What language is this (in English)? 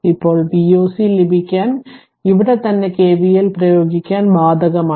Malayalam